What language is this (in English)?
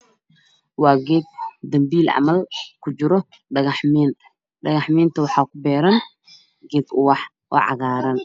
Somali